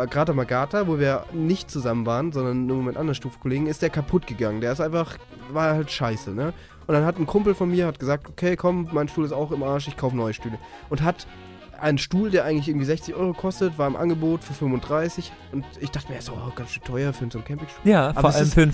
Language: German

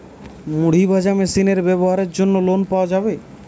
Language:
Bangla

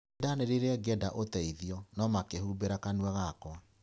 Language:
Kikuyu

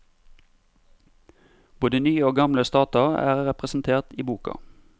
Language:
Norwegian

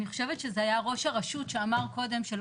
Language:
Hebrew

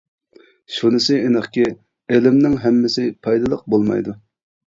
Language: Uyghur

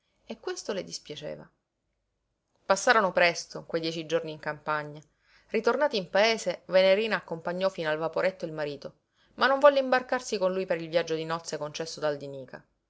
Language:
Italian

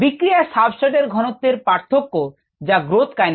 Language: Bangla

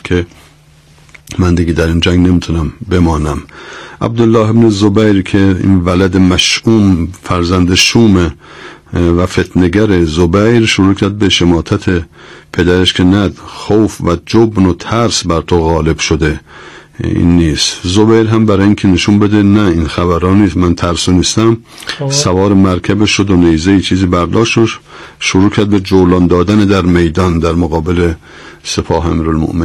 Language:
Persian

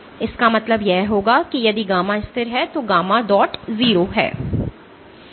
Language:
Hindi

